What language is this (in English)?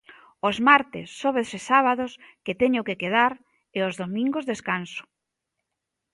Galician